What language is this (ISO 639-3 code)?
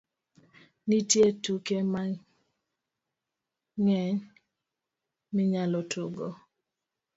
luo